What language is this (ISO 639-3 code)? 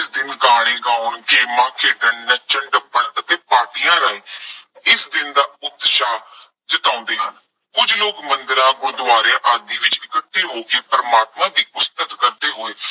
pan